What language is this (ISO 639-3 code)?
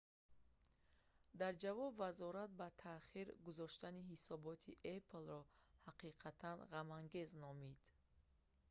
tgk